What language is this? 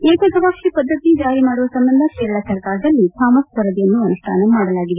Kannada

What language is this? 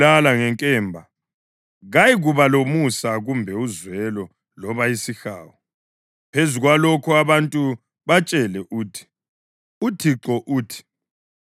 North Ndebele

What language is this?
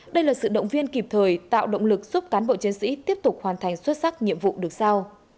Vietnamese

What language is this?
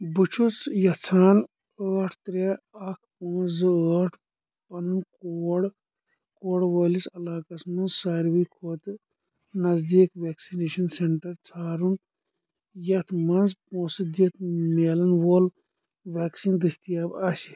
Kashmiri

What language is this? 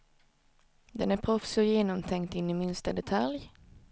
Swedish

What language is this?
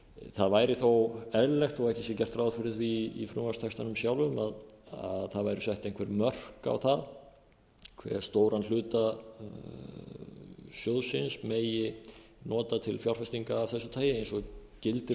Icelandic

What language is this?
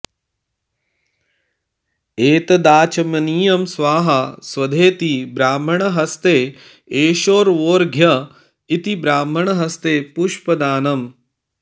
Sanskrit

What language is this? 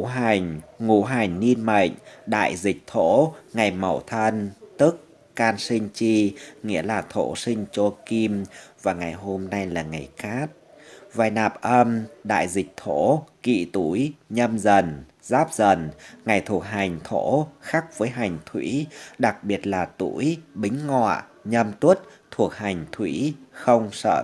Vietnamese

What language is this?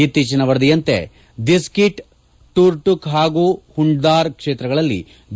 Kannada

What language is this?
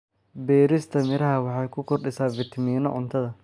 Somali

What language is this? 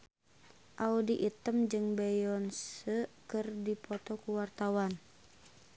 Sundanese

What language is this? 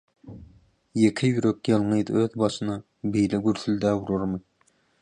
Turkmen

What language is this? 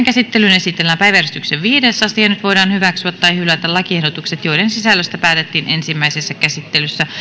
Finnish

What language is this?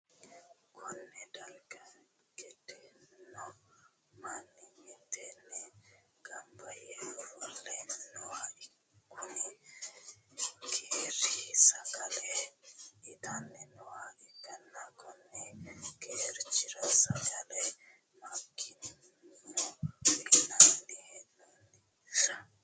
Sidamo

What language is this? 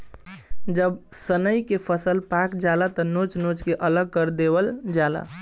Bhojpuri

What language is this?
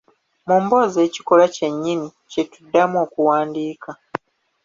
Ganda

